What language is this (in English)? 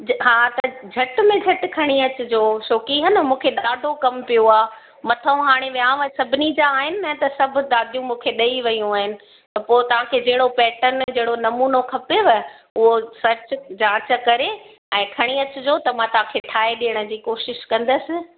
Sindhi